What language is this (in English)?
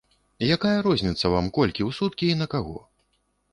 Belarusian